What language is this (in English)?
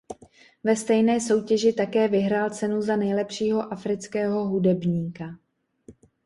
Czech